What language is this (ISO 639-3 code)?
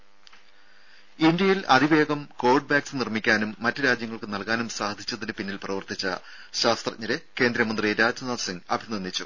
mal